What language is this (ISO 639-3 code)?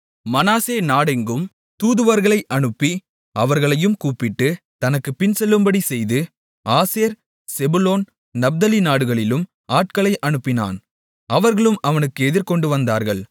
tam